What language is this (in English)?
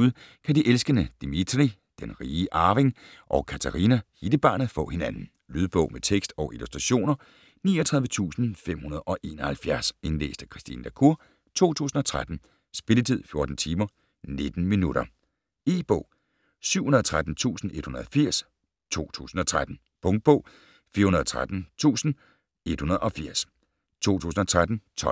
Danish